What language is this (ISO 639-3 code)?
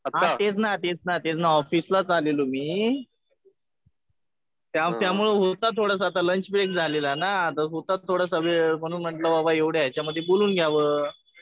mar